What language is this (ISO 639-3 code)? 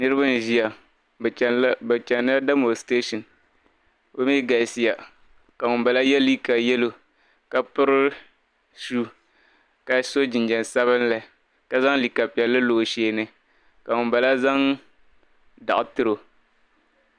dag